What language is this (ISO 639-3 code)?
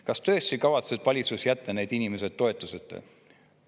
est